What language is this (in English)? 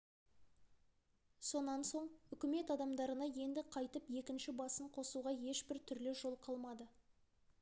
Kazakh